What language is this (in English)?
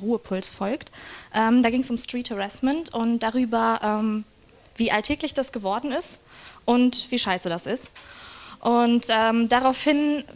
German